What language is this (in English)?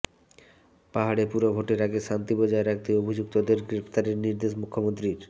Bangla